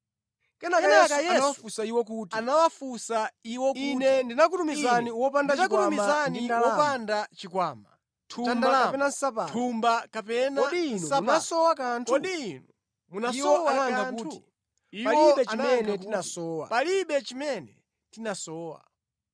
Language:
Nyanja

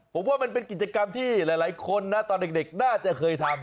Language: Thai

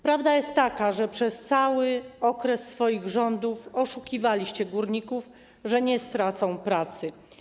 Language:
Polish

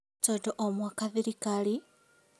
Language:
Kikuyu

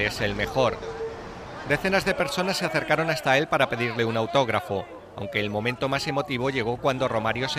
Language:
Spanish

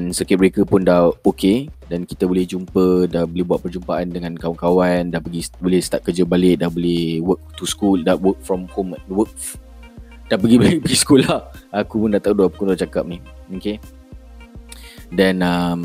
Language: Malay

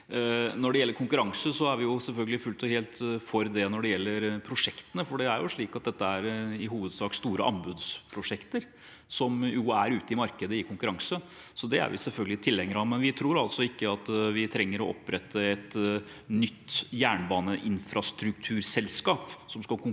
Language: Norwegian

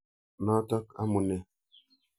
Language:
Kalenjin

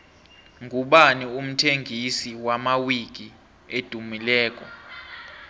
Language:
South Ndebele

